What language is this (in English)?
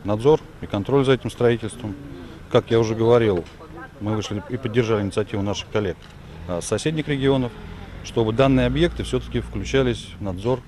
Russian